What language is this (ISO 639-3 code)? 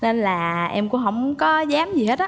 vie